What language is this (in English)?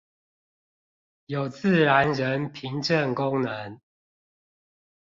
Chinese